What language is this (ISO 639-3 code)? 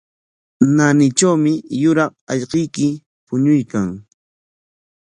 qwa